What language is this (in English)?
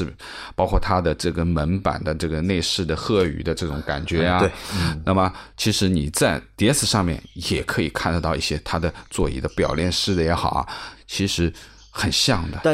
Chinese